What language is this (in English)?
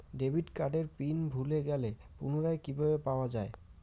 Bangla